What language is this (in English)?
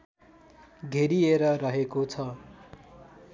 Nepali